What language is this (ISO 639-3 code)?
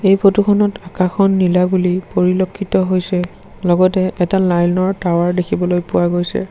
asm